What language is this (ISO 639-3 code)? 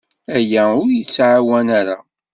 kab